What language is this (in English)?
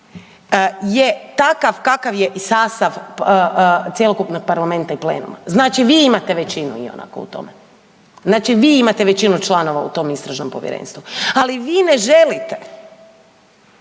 Croatian